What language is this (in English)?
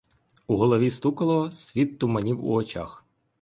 Ukrainian